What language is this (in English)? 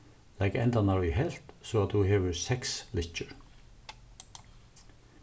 Faroese